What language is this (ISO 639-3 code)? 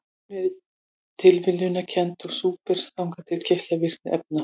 isl